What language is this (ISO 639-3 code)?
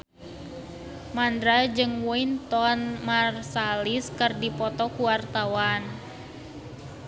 sun